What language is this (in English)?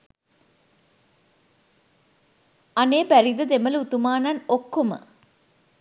Sinhala